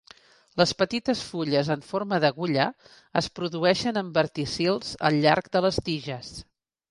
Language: Catalan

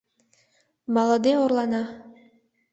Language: Mari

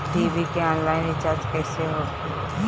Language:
Bhojpuri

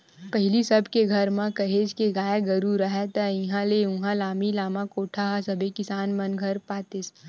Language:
Chhattisgarhi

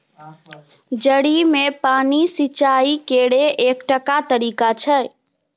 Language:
Maithili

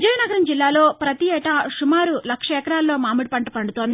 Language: Telugu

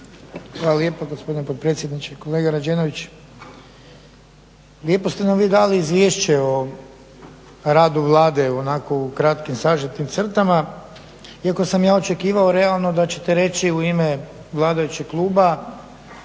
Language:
Croatian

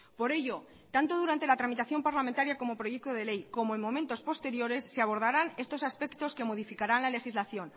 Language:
Spanish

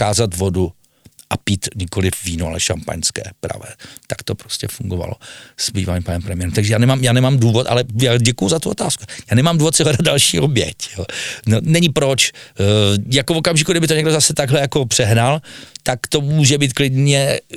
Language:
Czech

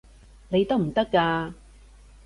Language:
Cantonese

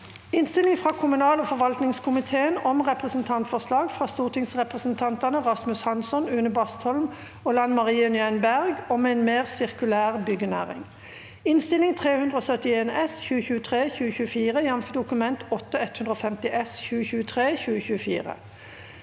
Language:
Norwegian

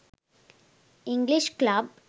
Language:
Sinhala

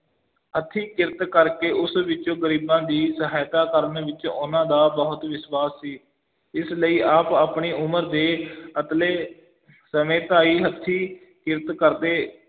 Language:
Punjabi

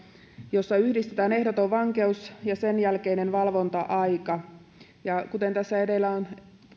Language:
Finnish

